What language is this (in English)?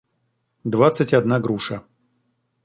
Russian